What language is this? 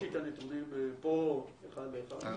Hebrew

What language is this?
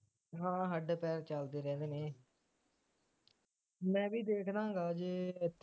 Punjabi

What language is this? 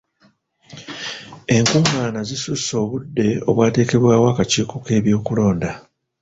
Ganda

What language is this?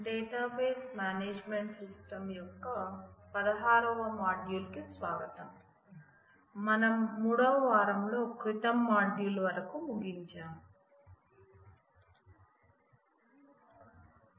Telugu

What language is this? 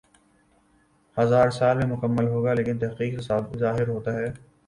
Urdu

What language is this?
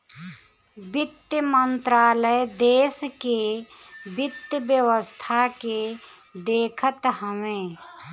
Bhojpuri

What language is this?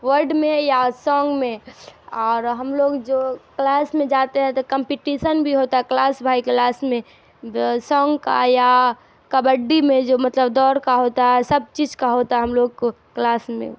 Urdu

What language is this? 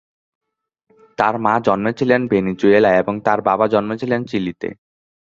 Bangla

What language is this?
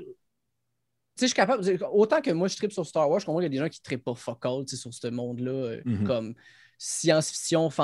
French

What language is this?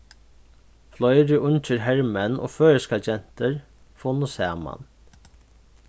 Faroese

